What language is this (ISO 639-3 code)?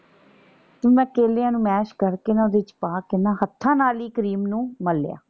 pan